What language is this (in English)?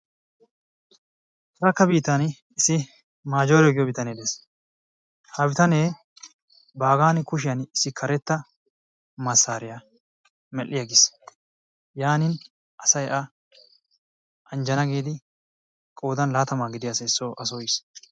Wolaytta